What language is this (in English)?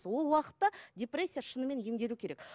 Kazakh